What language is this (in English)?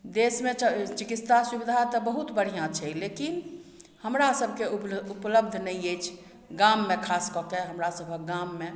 Maithili